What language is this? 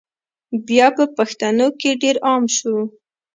Pashto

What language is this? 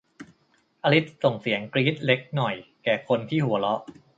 Thai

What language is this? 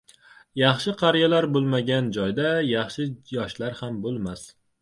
Uzbek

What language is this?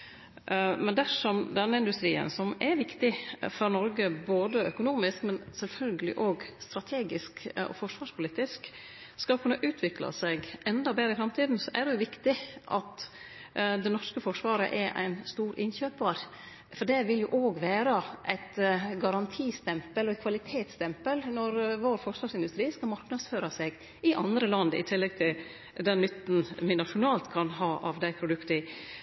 Norwegian Nynorsk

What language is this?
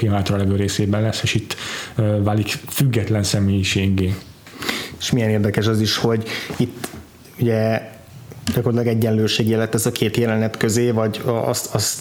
Hungarian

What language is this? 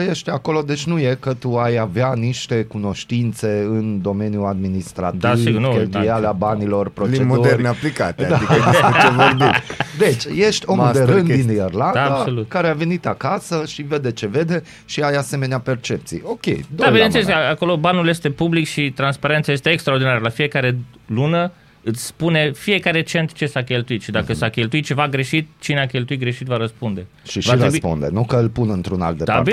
Romanian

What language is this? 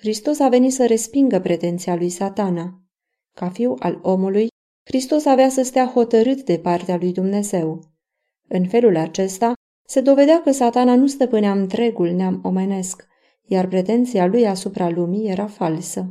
Romanian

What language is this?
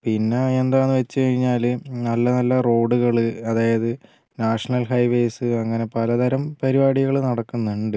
Malayalam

